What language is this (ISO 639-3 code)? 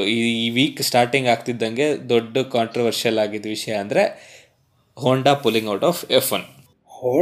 kan